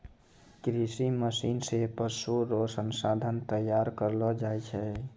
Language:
Maithili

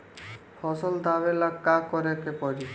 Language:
Bhojpuri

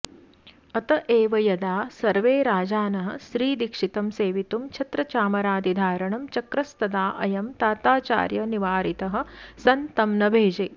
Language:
Sanskrit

